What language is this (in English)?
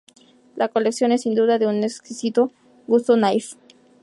Spanish